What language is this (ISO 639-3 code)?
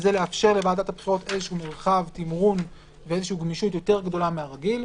heb